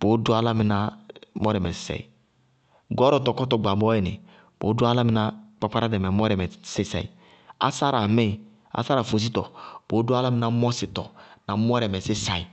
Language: Bago-Kusuntu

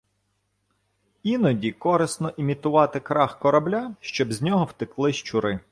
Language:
Ukrainian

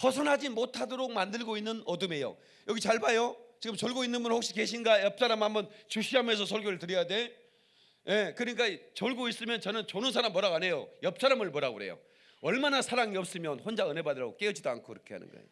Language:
Korean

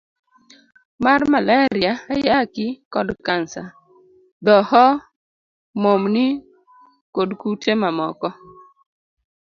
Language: Luo (Kenya and Tanzania)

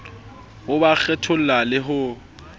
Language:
Southern Sotho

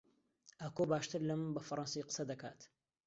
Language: Central Kurdish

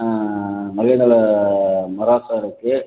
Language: Tamil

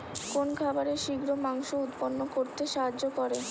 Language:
Bangla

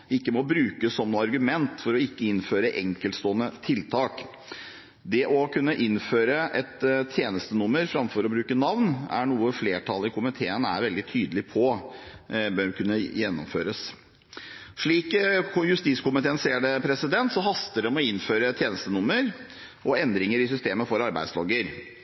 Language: Norwegian Bokmål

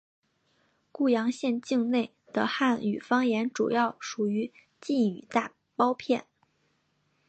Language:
Chinese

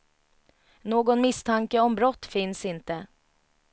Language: Swedish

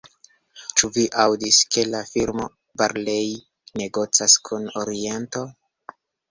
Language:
Esperanto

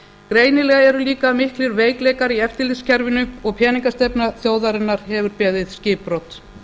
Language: Icelandic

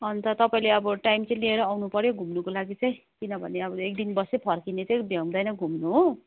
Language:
Nepali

